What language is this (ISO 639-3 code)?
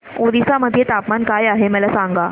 mar